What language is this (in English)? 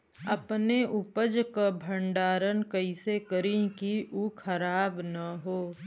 Bhojpuri